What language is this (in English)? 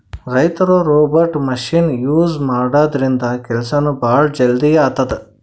Kannada